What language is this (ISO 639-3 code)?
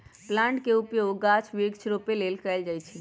mag